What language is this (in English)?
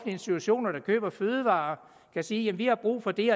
Danish